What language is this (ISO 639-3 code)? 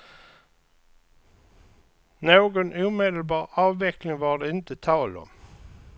swe